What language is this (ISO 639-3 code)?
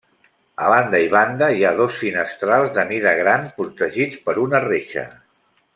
cat